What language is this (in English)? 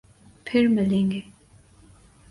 Urdu